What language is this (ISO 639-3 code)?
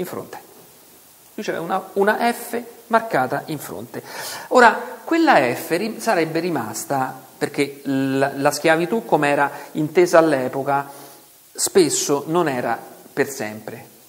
ita